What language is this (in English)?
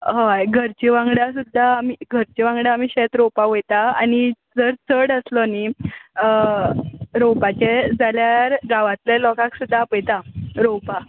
Konkani